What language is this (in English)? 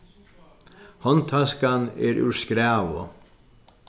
Faroese